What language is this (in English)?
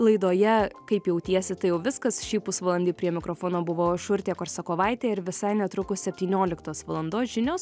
Lithuanian